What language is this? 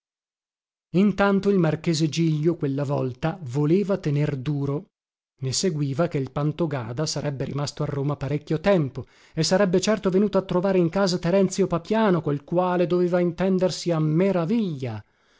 Italian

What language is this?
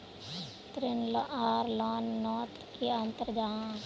Magahi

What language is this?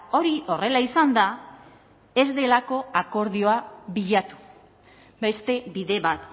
Basque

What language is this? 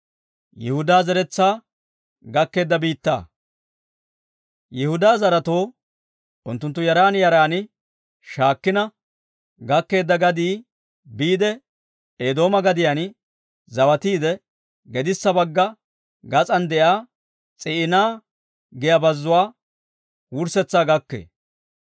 Dawro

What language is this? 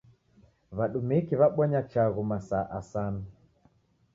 Taita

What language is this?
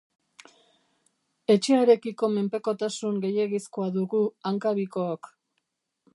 Basque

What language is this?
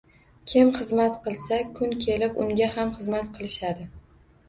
Uzbek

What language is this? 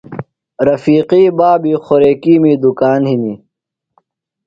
Phalura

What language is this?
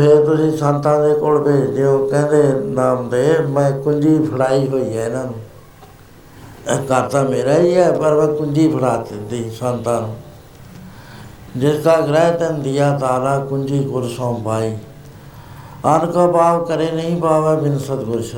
Punjabi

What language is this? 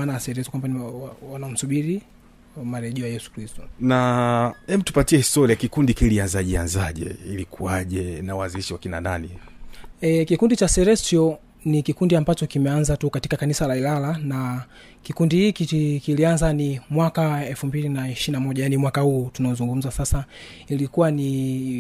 Swahili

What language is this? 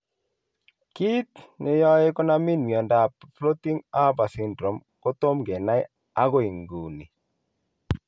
Kalenjin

